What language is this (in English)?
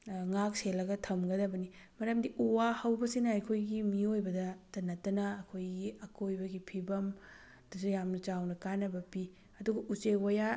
Manipuri